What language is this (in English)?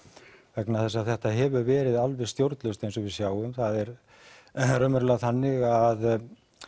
Icelandic